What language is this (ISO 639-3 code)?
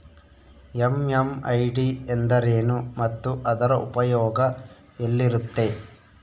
kan